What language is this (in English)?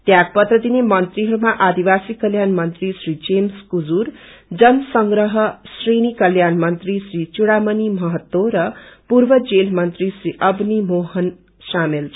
Nepali